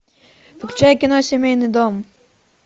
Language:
Russian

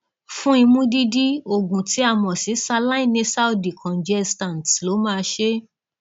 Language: Yoruba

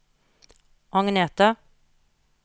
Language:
Norwegian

